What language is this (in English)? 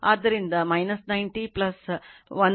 Kannada